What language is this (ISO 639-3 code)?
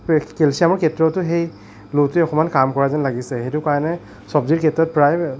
asm